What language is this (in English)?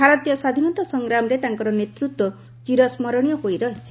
Odia